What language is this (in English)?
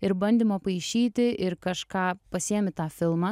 Lithuanian